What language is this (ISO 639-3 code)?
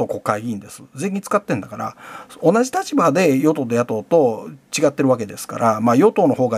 jpn